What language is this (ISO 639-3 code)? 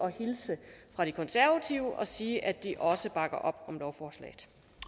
dan